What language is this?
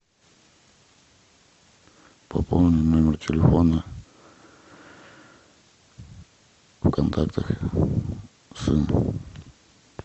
Russian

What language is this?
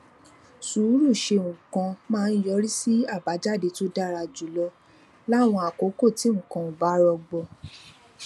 Yoruba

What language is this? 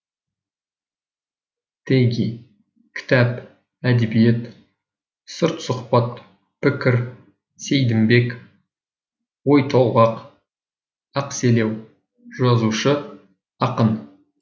Kazakh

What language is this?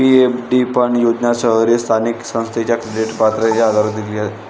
Marathi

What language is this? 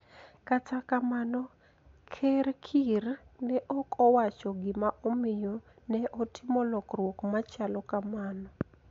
Luo (Kenya and Tanzania)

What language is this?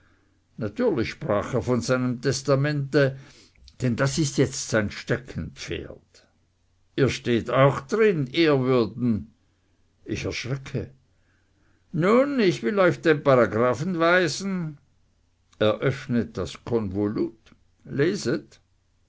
German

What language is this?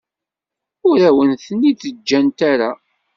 Kabyle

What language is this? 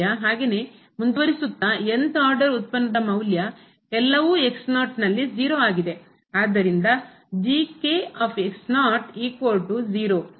Kannada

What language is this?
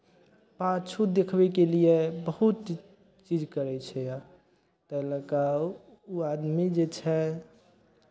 Maithili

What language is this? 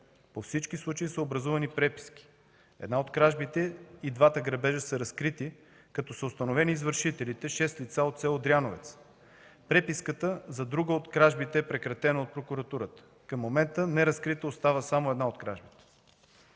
Bulgarian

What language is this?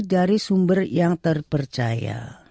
Indonesian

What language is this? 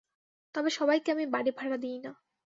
Bangla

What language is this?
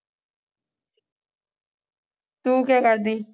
Punjabi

